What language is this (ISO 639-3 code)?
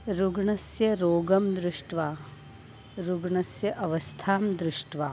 san